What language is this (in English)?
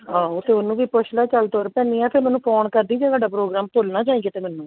Punjabi